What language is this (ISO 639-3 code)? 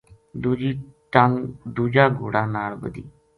gju